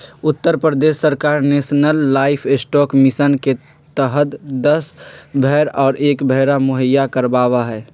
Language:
Magahi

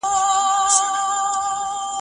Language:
Pashto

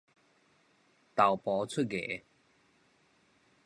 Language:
Min Nan Chinese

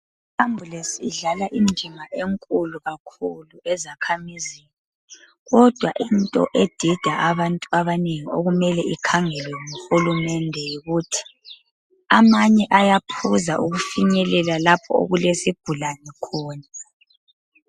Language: North Ndebele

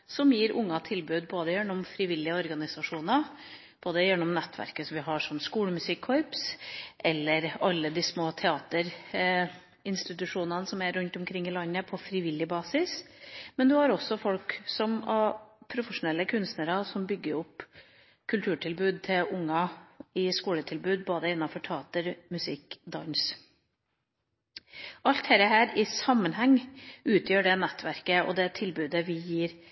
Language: Norwegian Bokmål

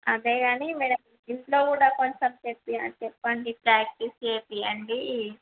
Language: Telugu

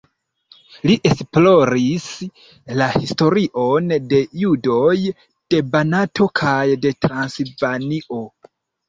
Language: Esperanto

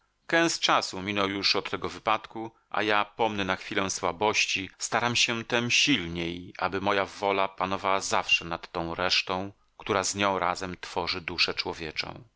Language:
Polish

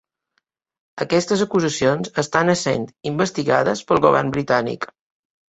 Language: Catalan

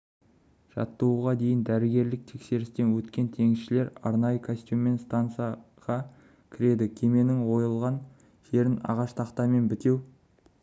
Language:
Kazakh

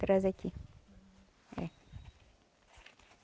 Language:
Portuguese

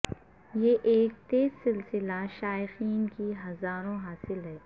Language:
Urdu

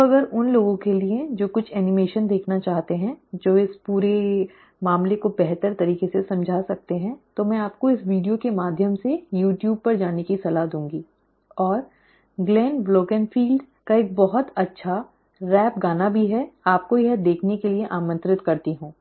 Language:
Hindi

